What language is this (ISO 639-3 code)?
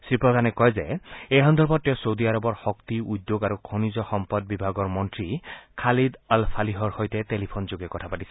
asm